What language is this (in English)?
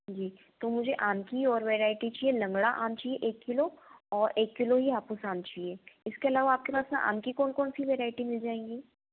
Hindi